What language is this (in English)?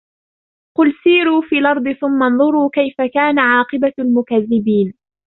Arabic